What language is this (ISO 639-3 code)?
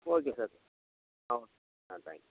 tam